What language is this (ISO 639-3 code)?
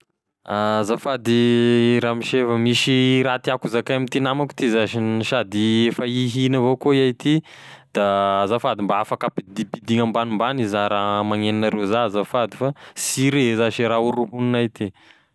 tkg